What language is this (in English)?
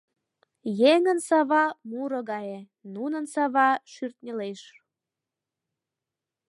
Mari